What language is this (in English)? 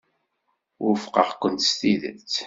Kabyle